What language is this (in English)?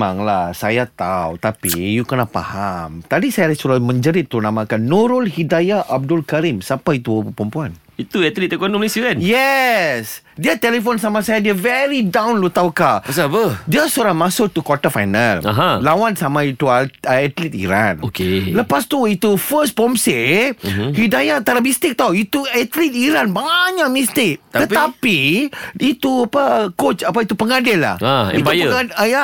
Malay